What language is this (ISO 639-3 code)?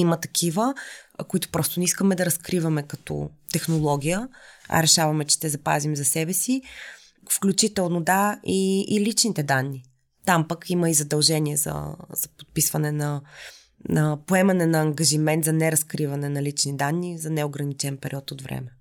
bul